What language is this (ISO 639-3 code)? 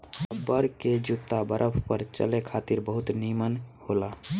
bho